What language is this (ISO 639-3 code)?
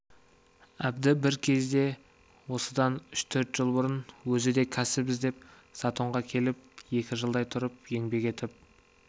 kaz